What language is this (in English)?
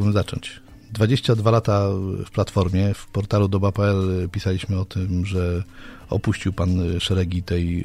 Polish